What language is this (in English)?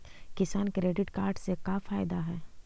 Magahi